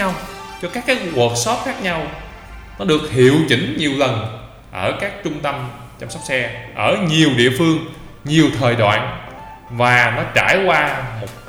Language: Vietnamese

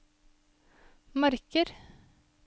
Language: Norwegian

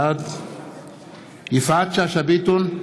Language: Hebrew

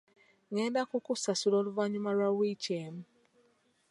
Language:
Ganda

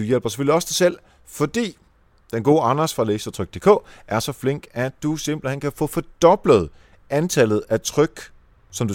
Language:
Danish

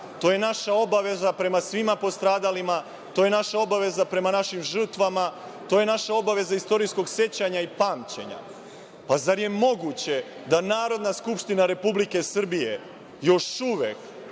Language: Serbian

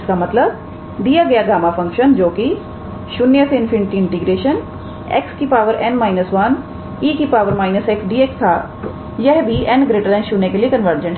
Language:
Hindi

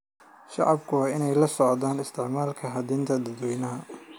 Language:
Somali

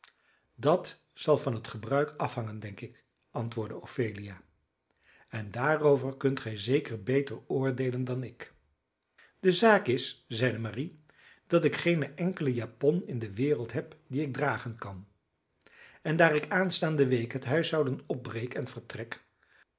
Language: Dutch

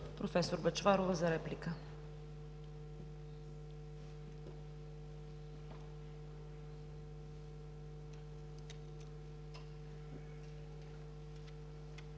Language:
Bulgarian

